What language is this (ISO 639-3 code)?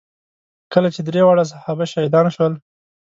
pus